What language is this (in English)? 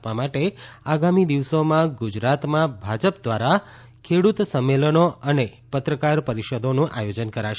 Gujarati